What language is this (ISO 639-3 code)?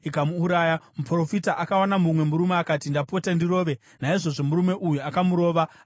sna